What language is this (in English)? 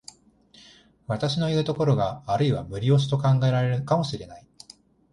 Japanese